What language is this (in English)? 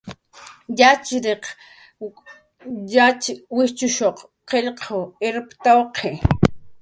Jaqaru